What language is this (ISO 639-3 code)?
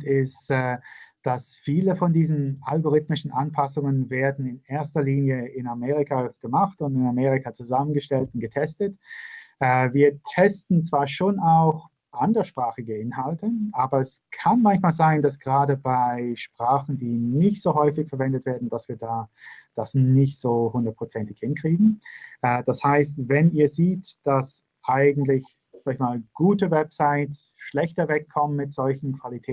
deu